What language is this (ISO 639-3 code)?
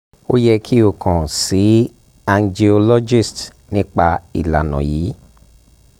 yor